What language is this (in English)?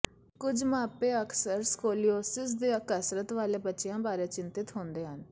Punjabi